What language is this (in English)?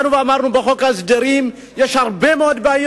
Hebrew